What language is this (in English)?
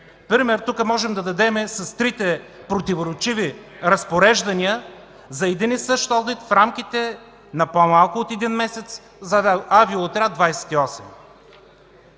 Bulgarian